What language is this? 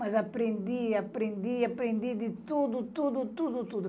Portuguese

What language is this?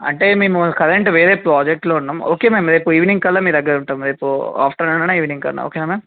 Telugu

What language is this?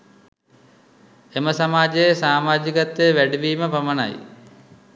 Sinhala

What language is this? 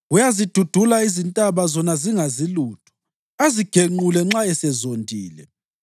North Ndebele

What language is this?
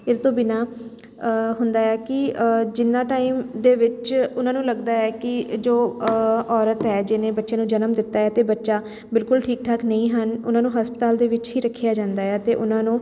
Punjabi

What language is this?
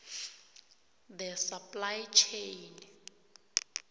South Ndebele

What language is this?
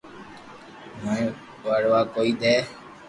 Loarki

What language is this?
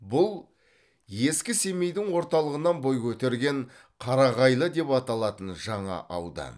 Kazakh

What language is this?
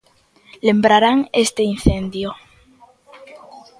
Galician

